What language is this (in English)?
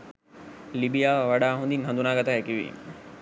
Sinhala